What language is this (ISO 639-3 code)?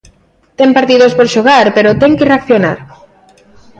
glg